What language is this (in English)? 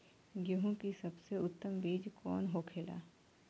Bhojpuri